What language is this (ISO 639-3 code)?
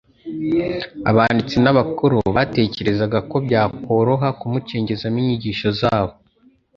kin